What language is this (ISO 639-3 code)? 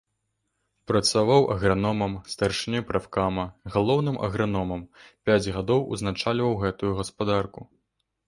bel